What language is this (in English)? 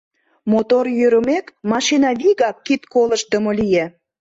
Mari